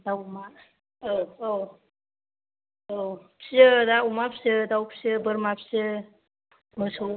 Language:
Bodo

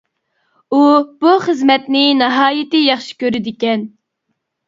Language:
Uyghur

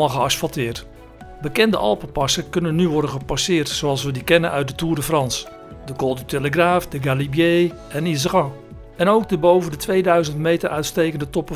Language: Dutch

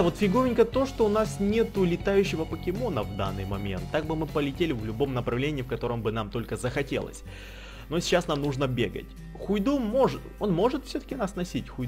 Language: Russian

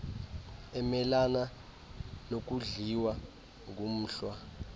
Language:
Xhosa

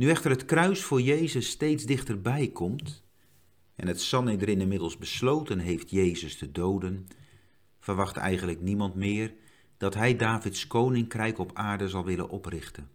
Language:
Dutch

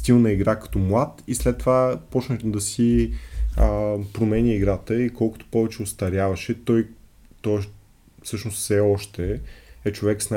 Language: Bulgarian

